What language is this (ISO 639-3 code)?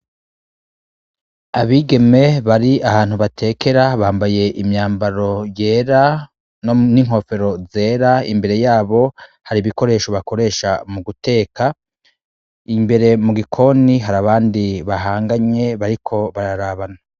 run